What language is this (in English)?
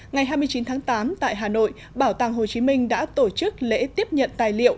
Vietnamese